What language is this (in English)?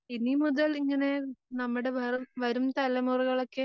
Malayalam